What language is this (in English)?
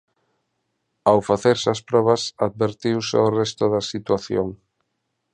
Galician